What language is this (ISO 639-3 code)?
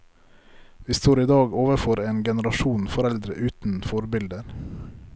nor